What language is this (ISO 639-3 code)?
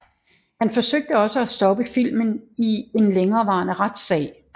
dan